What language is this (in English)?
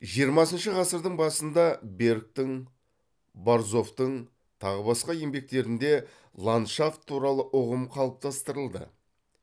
Kazakh